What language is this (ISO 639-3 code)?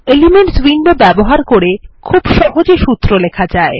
ben